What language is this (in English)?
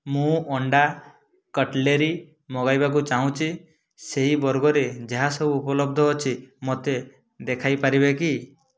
Odia